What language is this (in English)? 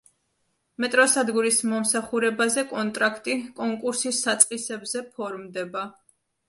Georgian